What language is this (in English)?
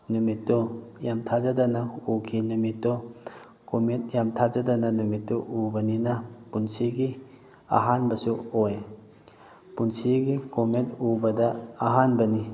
Manipuri